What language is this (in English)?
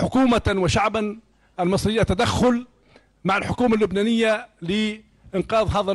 Arabic